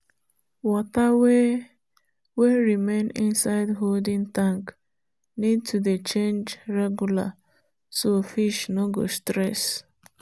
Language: Nigerian Pidgin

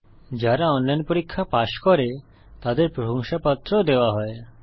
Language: Bangla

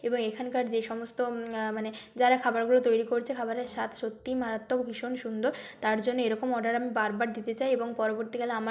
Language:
Bangla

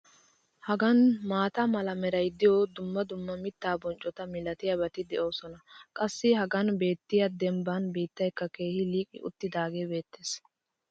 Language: Wolaytta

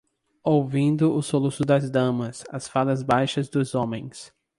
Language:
Portuguese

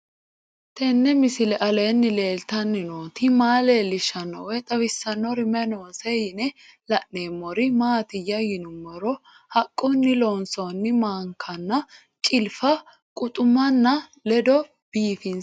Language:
Sidamo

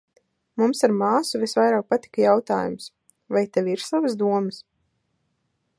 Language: Latvian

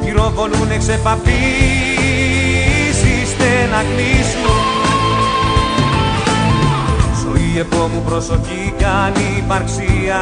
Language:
Greek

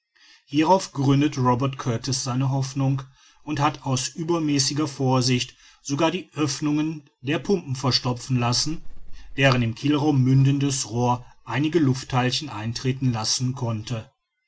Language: German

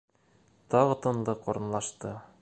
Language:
Bashkir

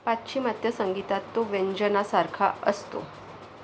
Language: Marathi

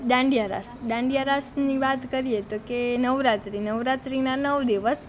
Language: Gujarati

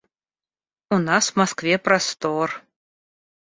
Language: Russian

